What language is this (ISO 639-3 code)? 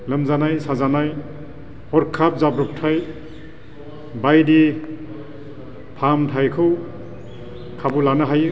brx